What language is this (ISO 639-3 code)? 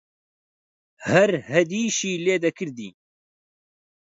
ckb